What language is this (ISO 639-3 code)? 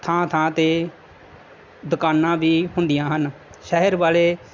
pan